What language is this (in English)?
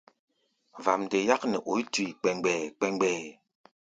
Gbaya